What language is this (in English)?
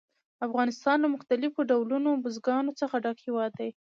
Pashto